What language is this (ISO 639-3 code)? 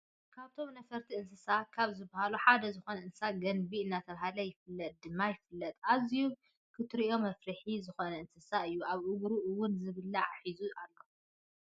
tir